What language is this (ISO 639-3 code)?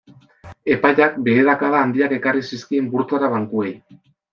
eus